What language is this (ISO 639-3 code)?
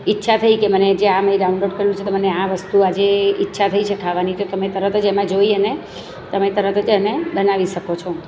guj